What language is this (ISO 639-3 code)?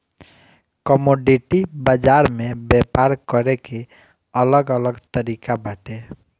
bho